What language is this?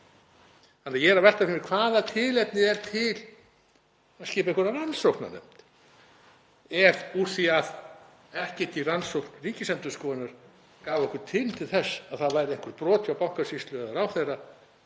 Icelandic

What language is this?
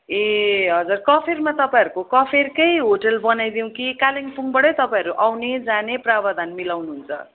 Nepali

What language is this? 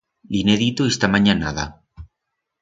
Aragonese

